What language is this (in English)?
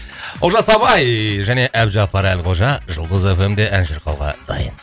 Kazakh